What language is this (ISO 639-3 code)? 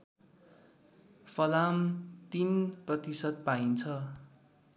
nep